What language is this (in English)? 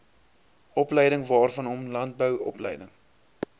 Afrikaans